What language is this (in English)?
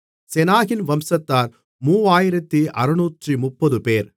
Tamil